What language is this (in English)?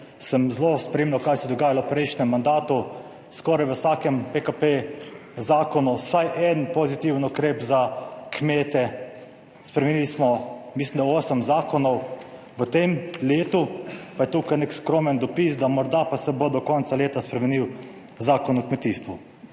Slovenian